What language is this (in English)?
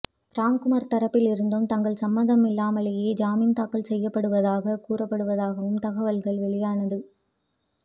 Tamil